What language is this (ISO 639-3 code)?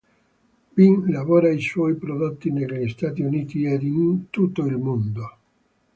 ita